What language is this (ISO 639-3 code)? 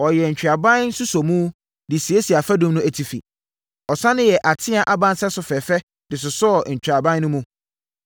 aka